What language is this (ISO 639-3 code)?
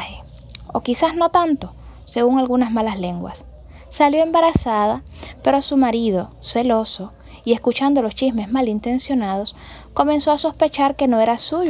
spa